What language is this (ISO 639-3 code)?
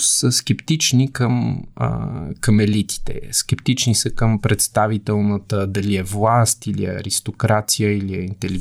bul